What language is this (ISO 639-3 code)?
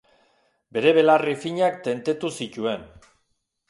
eus